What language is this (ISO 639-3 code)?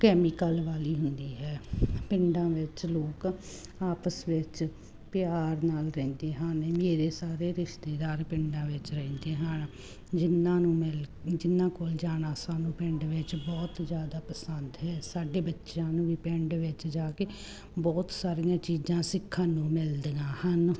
pan